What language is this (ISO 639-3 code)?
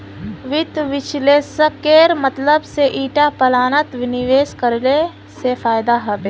mag